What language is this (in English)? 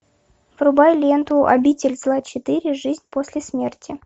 Russian